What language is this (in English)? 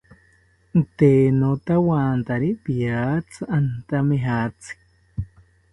South Ucayali Ashéninka